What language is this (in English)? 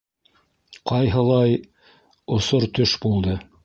Bashkir